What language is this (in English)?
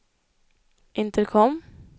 Swedish